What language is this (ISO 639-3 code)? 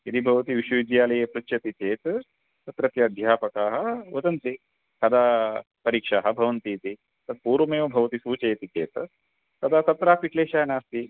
san